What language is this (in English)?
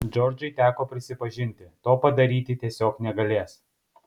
Lithuanian